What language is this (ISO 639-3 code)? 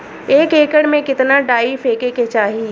bho